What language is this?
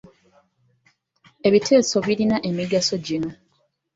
Ganda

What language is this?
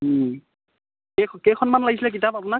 Assamese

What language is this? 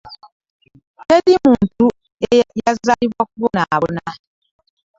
Ganda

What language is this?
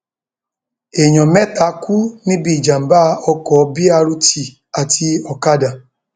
Yoruba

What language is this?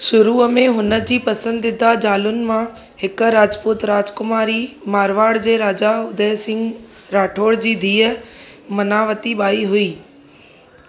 Sindhi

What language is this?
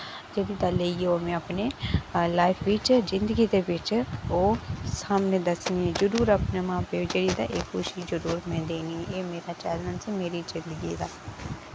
Dogri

